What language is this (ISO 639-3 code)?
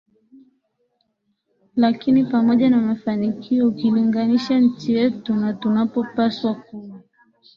swa